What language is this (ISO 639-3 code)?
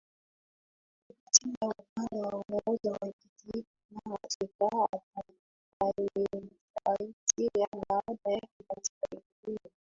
swa